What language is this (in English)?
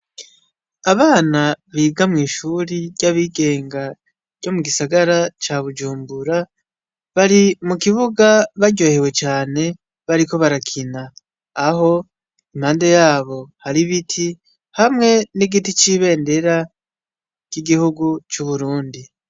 Rundi